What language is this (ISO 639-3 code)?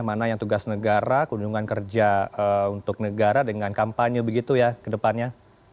ind